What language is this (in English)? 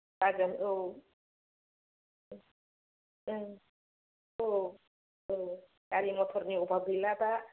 Bodo